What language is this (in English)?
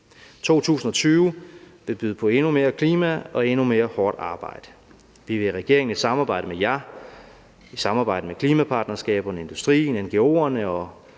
Danish